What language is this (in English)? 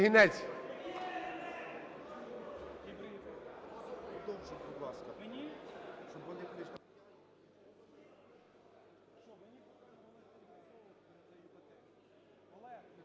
Ukrainian